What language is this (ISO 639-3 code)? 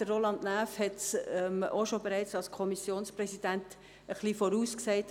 gsw